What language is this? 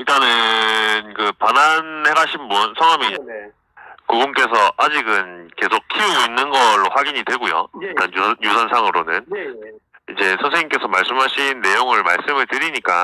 Korean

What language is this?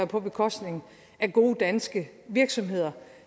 Danish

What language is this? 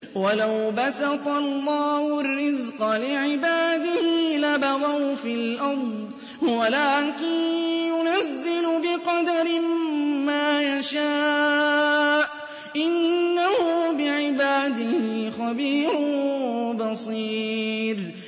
Arabic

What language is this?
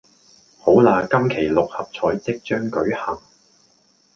Cantonese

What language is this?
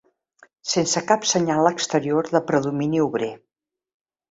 Catalan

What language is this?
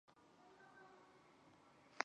Chinese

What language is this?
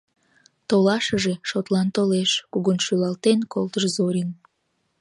Mari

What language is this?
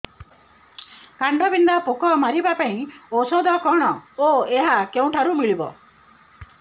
Odia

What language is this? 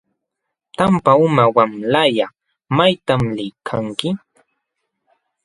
Jauja Wanca Quechua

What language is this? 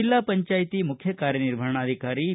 Kannada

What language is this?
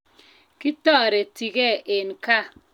Kalenjin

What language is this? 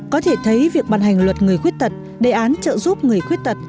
Vietnamese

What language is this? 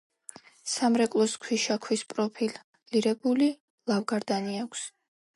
Georgian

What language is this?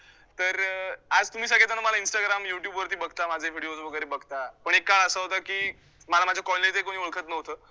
Marathi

